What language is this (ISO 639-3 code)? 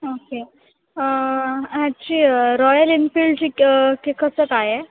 mar